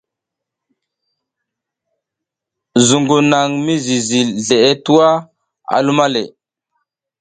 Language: South Giziga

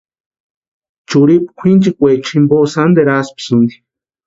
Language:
Western Highland Purepecha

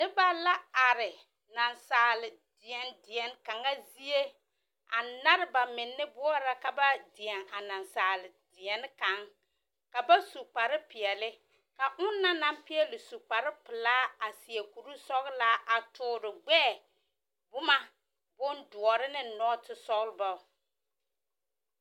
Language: Southern Dagaare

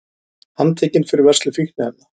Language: Icelandic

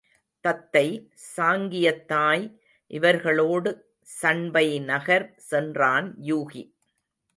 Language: Tamil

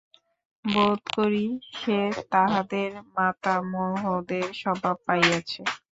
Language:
Bangla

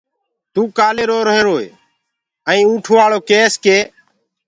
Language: Gurgula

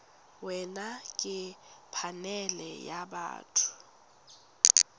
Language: Tswana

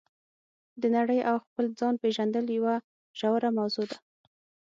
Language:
Pashto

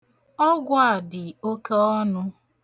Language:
Igbo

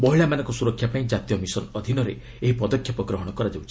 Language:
Odia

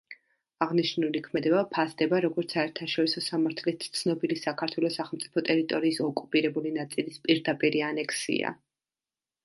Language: Georgian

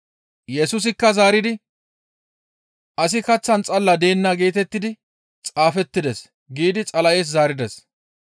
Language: Gamo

